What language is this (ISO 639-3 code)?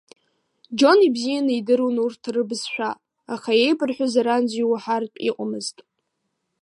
abk